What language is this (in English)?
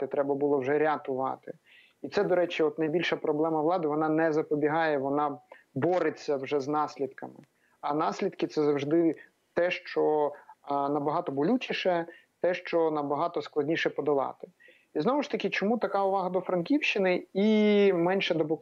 Ukrainian